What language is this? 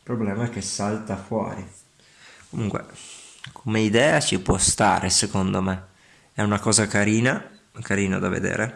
Italian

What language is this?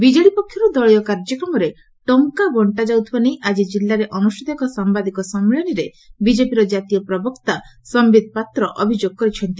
Odia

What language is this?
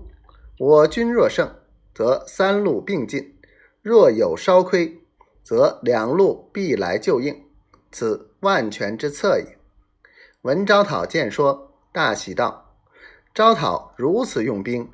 Chinese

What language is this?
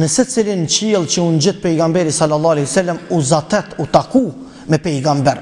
Romanian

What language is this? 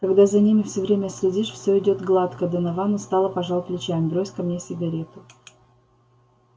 Russian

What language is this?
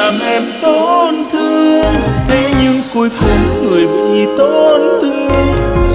Vietnamese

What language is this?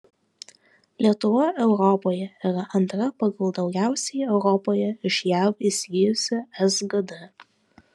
Lithuanian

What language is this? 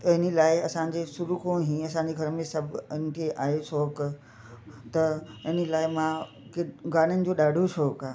Sindhi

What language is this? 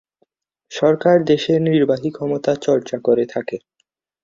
Bangla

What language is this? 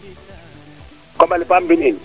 Serer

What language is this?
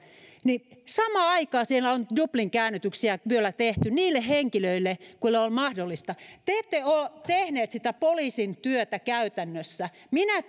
Finnish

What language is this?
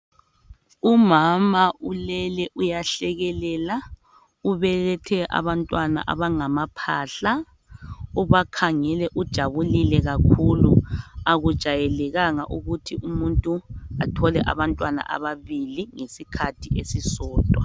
North Ndebele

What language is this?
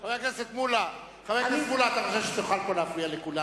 Hebrew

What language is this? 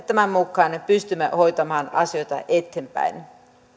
Finnish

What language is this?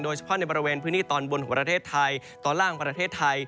Thai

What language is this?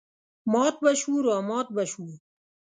Pashto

